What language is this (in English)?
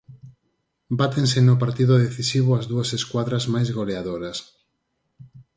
Galician